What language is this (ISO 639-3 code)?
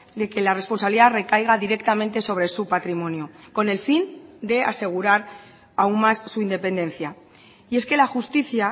spa